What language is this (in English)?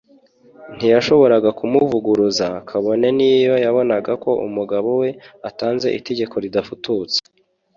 Kinyarwanda